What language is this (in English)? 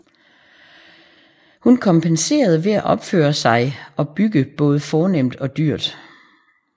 Danish